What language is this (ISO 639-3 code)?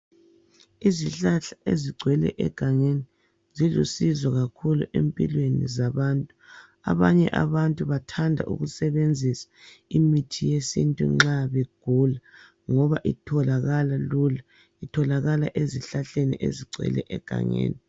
nde